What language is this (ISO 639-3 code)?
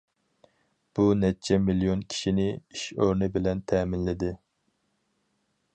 uig